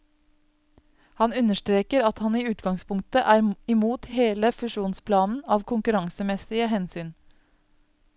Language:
Norwegian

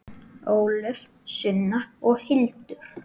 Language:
Icelandic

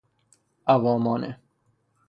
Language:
Persian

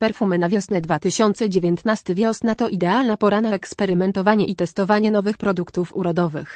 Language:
Polish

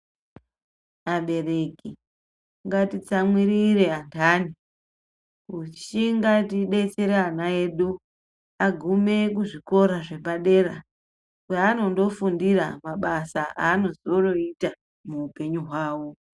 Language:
Ndau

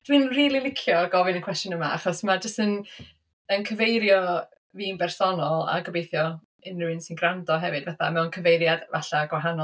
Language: Welsh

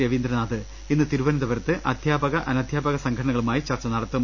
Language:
Malayalam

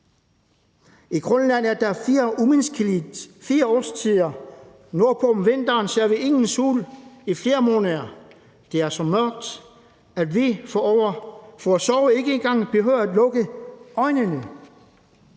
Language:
Danish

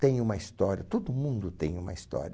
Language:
Portuguese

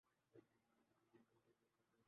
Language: Urdu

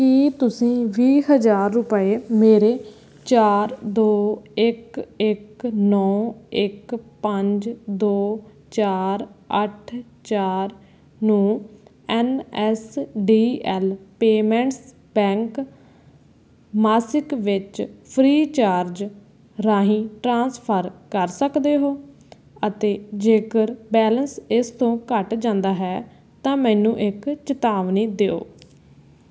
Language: Punjabi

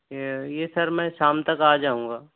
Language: Urdu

